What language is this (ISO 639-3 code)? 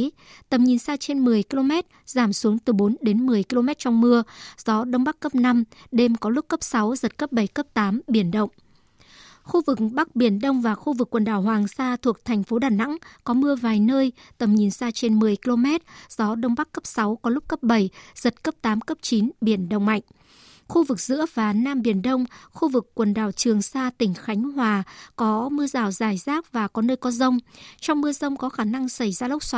vie